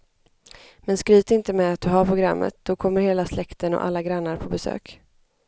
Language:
Swedish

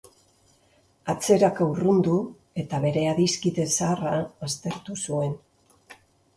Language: Basque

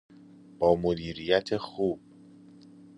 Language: Persian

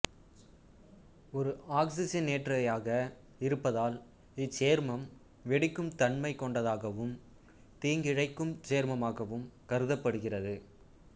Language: Tamil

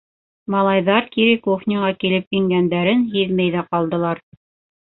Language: Bashkir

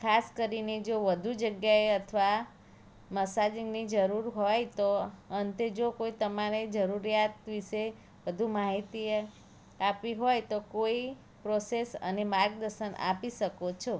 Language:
Gujarati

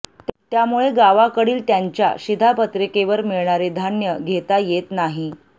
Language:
Marathi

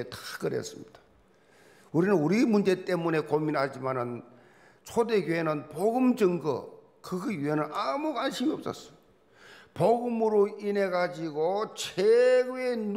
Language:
Korean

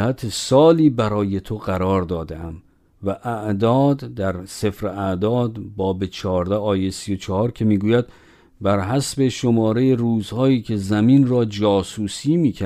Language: Persian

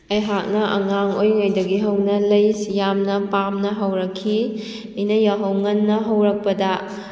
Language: Manipuri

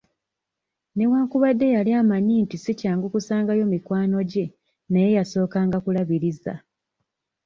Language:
Ganda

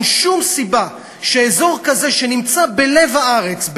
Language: Hebrew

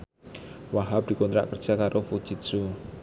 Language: Javanese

